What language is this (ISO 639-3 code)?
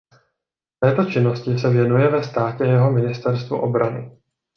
ces